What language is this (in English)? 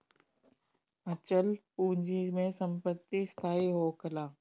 Bhojpuri